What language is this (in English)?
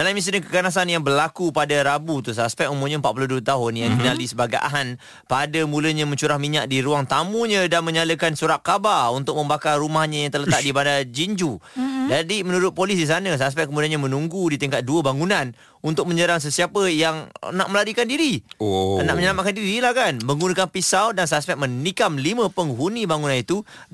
Malay